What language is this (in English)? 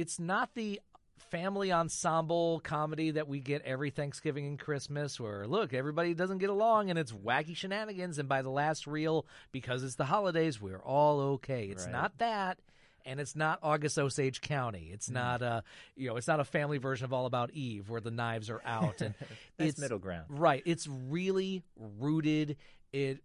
English